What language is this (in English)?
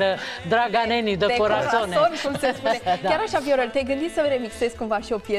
Romanian